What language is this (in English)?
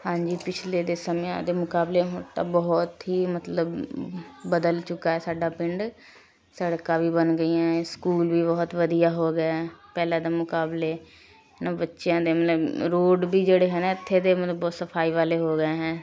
Punjabi